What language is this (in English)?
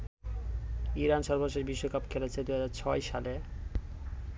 Bangla